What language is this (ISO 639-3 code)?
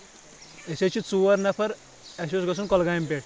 kas